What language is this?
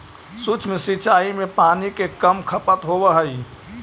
Magahi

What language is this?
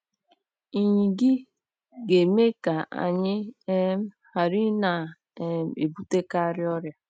Igbo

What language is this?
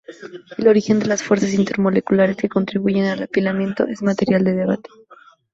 Spanish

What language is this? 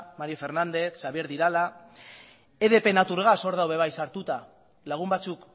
Basque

